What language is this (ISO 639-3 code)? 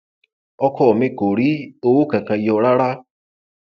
yor